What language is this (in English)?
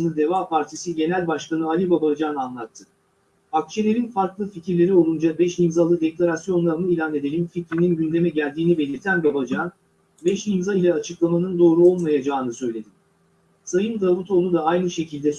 Turkish